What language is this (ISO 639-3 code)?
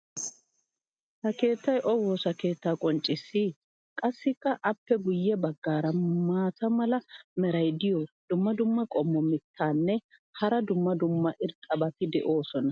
wal